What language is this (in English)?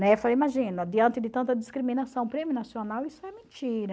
Portuguese